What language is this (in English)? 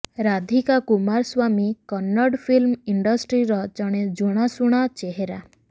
Odia